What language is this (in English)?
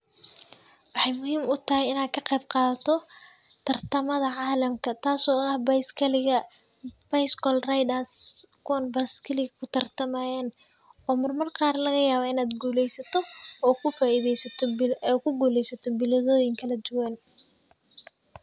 Somali